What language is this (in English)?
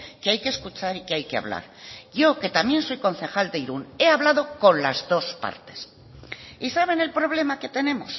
Spanish